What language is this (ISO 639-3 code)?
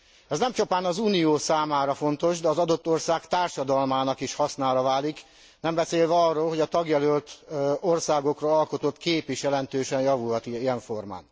hun